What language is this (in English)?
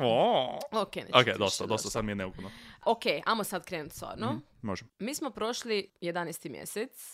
Croatian